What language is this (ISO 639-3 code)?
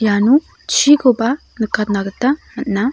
grt